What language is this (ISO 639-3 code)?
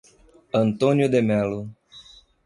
por